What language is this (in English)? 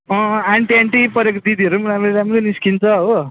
Nepali